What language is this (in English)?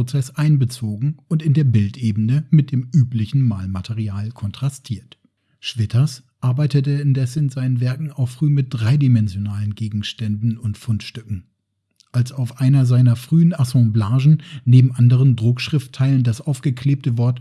German